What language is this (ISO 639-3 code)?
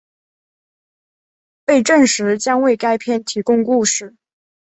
zho